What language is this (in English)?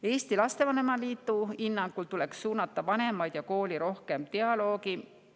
Estonian